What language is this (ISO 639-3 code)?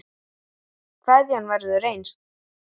isl